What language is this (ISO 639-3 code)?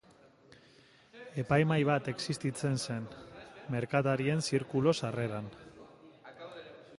eus